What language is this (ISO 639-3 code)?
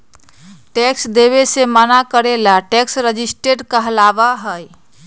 mag